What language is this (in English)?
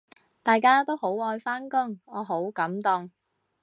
Cantonese